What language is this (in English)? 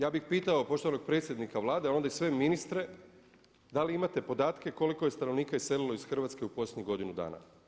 Croatian